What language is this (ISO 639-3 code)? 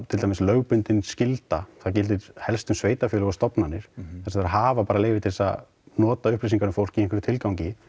isl